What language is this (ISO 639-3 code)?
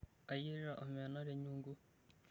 mas